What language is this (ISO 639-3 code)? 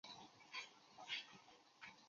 zho